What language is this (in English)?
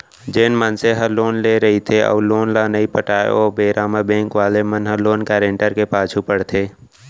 Chhattisgarhi